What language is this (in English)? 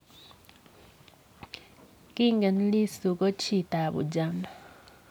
Kalenjin